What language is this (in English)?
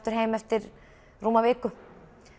Icelandic